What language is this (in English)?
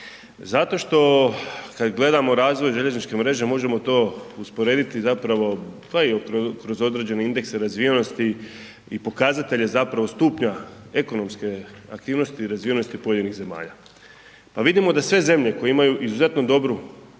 Croatian